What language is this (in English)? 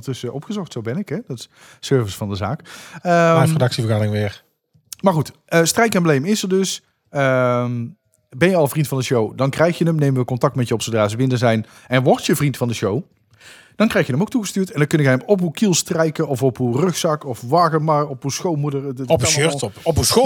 Dutch